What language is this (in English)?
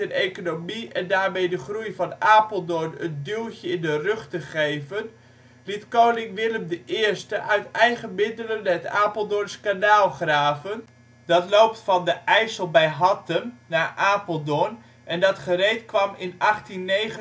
Dutch